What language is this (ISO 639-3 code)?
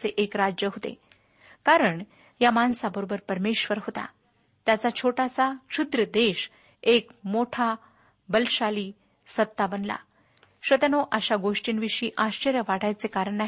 mar